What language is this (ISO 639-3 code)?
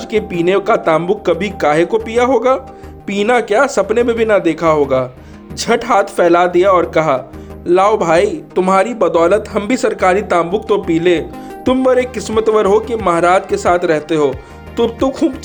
hin